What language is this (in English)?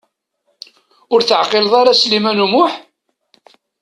Kabyle